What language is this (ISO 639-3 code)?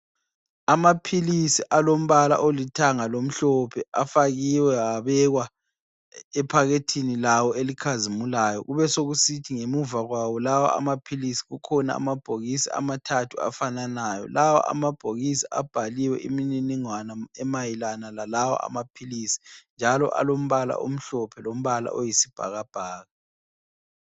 nde